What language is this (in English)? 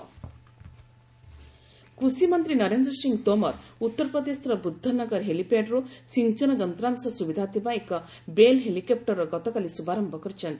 Odia